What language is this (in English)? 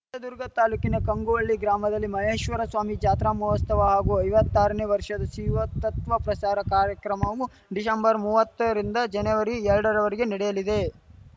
Kannada